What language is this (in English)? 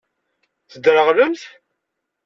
Kabyle